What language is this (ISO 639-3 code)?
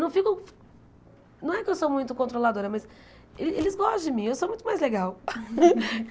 por